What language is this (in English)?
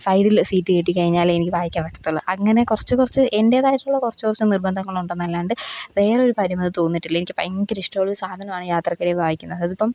Malayalam